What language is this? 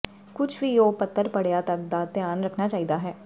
Punjabi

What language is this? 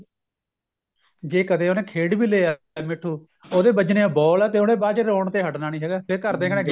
Punjabi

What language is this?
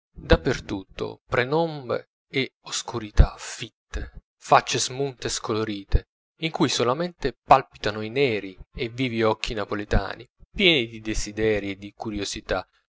Italian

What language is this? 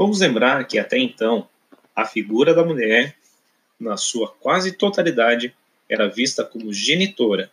Portuguese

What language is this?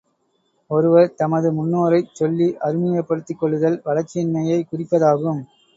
Tamil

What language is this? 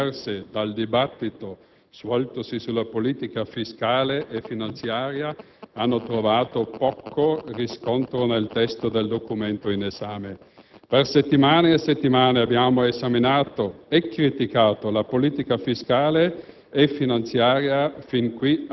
Italian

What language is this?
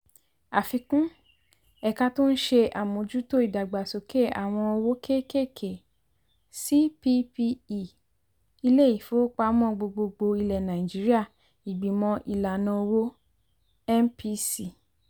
Yoruba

